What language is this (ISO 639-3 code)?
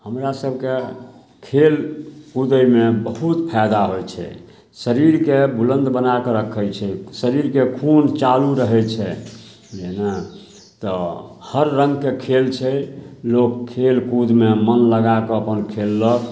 mai